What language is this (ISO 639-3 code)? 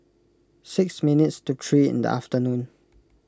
eng